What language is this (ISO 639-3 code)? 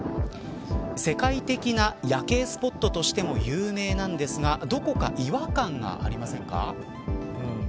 jpn